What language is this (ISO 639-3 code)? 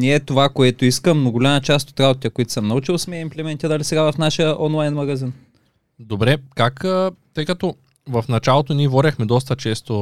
bul